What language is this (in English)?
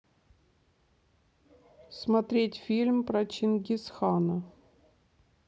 Russian